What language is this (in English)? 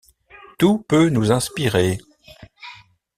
French